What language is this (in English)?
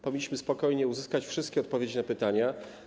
Polish